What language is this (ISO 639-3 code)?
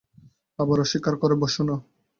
ben